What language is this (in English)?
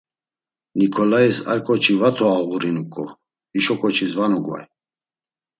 Laz